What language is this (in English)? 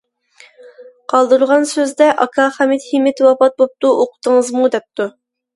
Uyghur